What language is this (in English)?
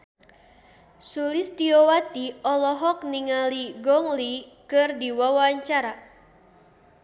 Sundanese